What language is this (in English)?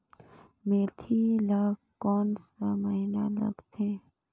Chhattisgarhi